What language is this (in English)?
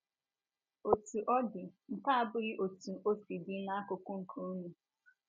Igbo